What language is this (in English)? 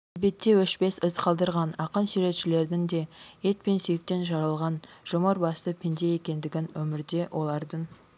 Kazakh